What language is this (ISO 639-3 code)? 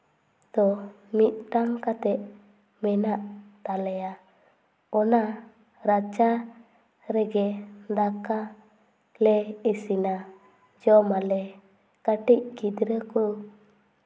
sat